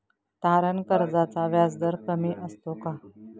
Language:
Marathi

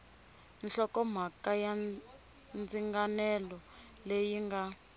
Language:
Tsonga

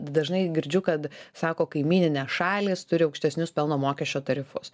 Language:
Lithuanian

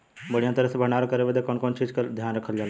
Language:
Bhojpuri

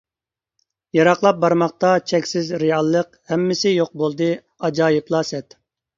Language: Uyghur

